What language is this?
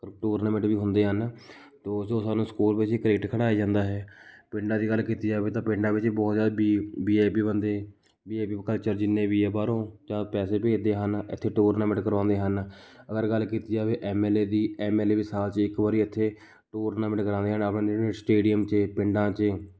Punjabi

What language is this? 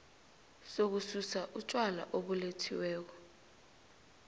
South Ndebele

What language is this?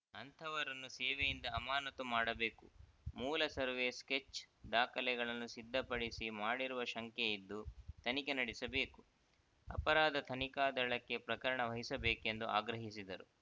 Kannada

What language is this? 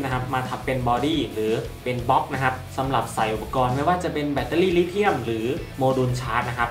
Thai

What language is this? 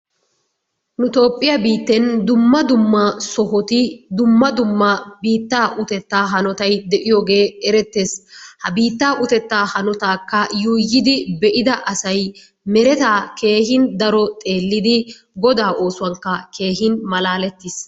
Wolaytta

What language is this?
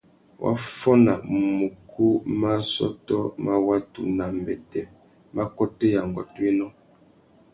Tuki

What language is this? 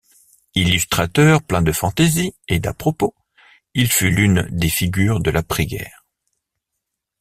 French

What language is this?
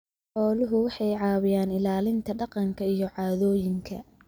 Somali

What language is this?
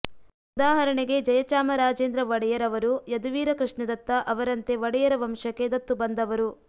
Kannada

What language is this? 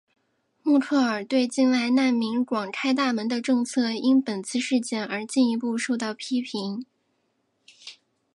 Chinese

